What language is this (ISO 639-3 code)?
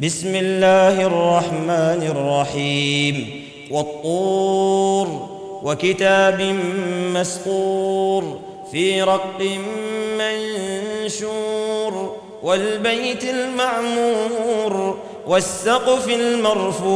ara